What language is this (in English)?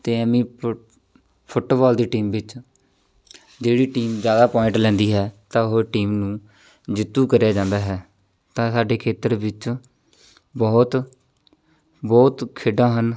Punjabi